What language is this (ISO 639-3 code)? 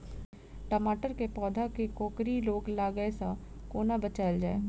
mai